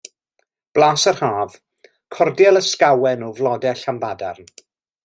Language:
Welsh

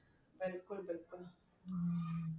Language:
Punjabi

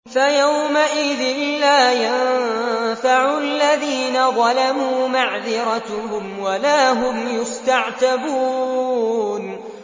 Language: Arabic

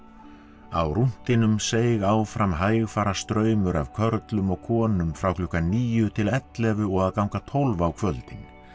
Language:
Icelandic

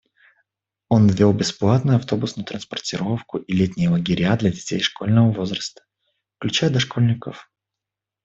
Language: Russian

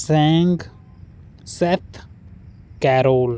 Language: Punjabi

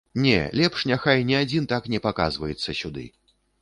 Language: Belarusian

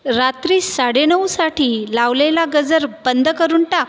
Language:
Marathi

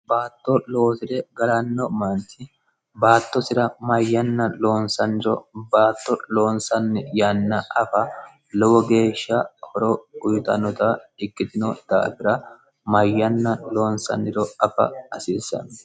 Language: Sidamo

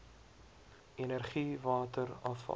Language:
Afrikaans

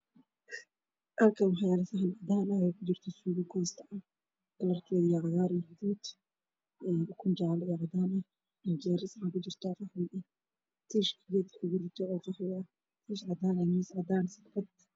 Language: Somali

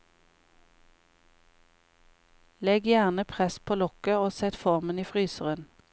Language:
Norwegian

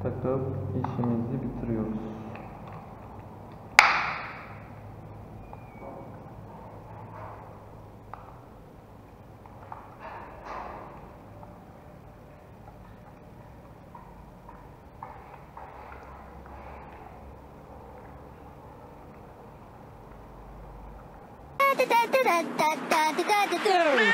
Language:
Turkish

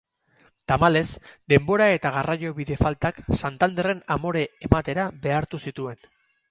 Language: Basque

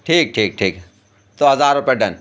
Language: Urdu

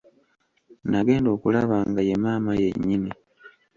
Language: Ganda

